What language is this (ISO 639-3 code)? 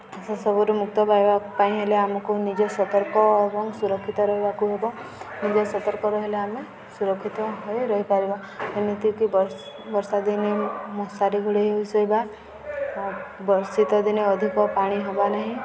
ori